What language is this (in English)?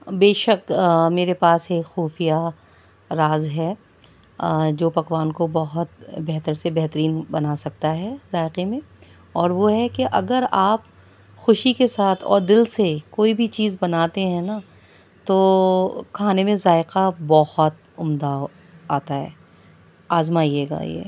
Urdu